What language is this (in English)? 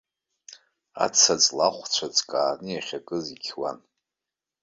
Abkhazian